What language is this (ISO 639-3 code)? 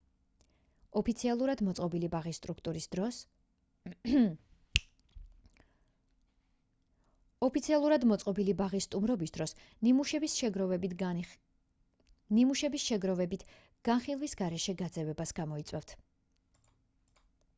kat